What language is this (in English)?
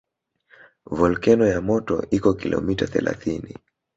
Swahili